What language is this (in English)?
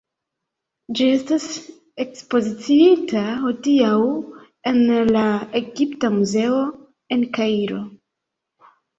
Esperanto